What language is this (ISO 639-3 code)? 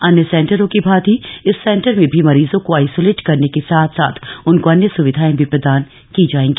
hin